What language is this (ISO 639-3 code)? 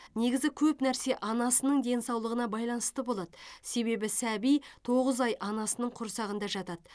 kaz